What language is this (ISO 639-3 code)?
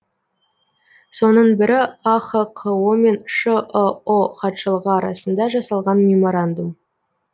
kaz